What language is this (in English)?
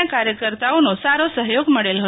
Gujarati